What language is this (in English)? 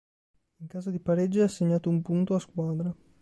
Italian